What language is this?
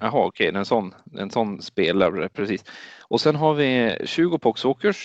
Swedish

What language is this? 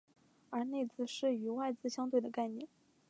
Chinese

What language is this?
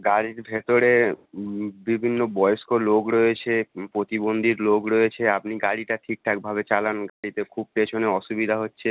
Bangla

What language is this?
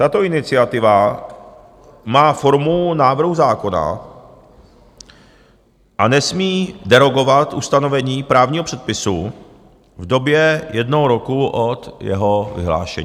Czech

